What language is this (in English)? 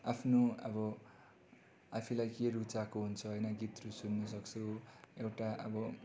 Nepali